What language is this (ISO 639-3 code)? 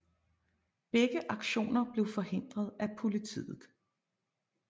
dan